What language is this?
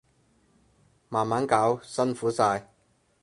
Cantonese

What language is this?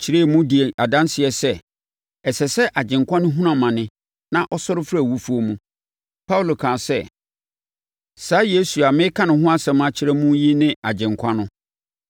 Akan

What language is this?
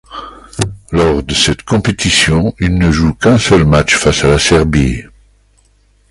French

